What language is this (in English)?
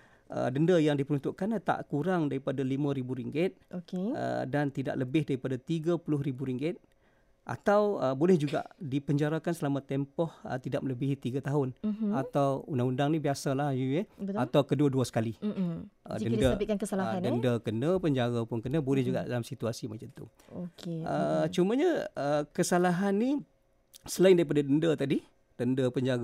Malay